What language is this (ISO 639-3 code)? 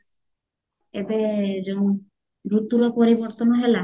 ori